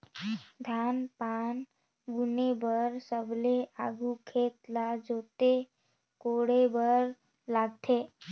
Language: Chhattisgarhi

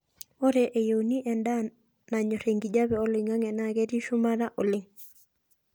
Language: Masai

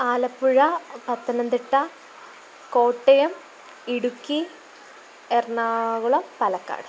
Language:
Malayalam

